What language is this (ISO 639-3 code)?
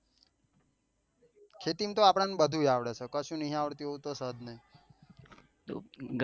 guj